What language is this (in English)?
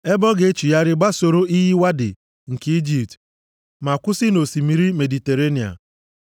Igbo